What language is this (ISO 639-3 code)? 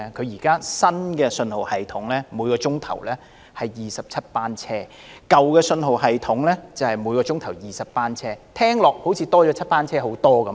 yue